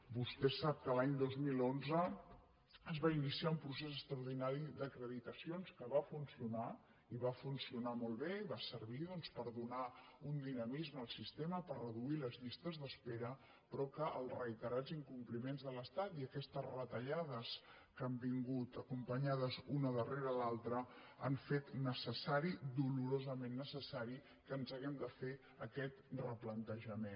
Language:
Catalan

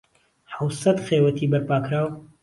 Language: Central Kurdish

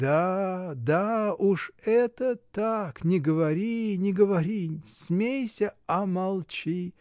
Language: Russian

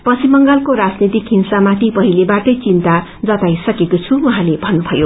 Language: Nepali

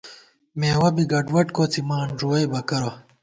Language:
Gawar-Bati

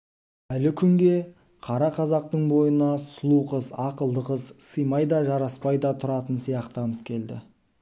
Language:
Kazakh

